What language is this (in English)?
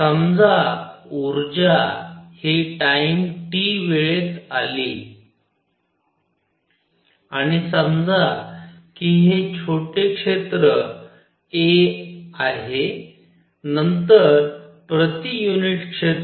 Marathi